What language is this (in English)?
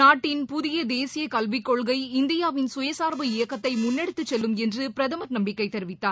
Tamil